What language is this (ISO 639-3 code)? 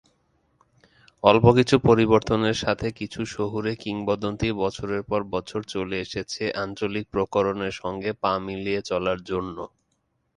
ben